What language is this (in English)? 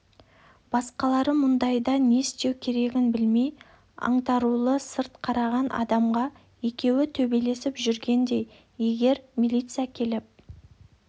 Kazakh